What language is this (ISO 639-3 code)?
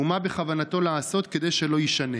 heb